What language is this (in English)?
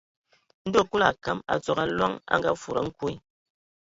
Ewondo